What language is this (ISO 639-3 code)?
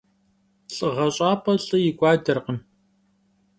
kbd